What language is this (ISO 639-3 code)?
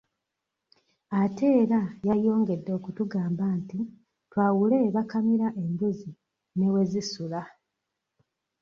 lug